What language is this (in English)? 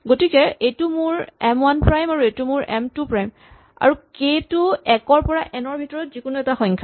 Assamese